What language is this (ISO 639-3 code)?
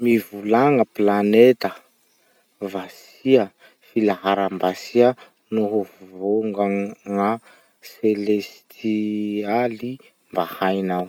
msh